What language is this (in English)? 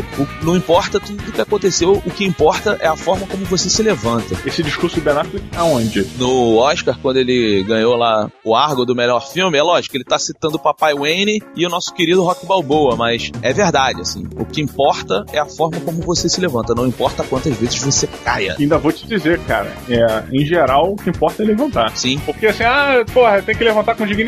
Portuguese